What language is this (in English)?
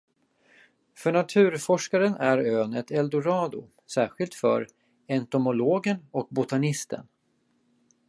Swedish